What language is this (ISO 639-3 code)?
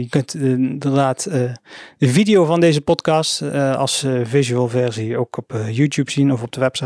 nld